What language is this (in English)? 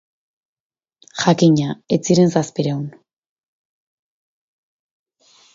Basque